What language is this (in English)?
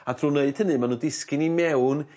Welsh